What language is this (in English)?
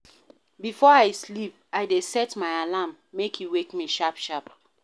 Nigerian Pidgin